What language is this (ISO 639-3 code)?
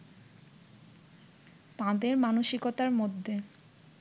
ben